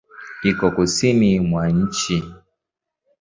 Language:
Swahili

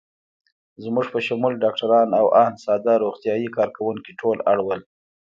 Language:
Pashto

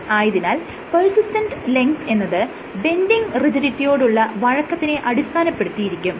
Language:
Malayalam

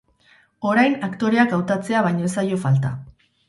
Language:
Basque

